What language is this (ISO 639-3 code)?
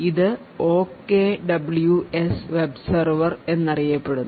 mal